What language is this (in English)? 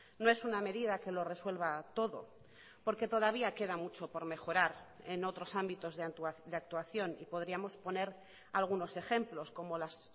Spanish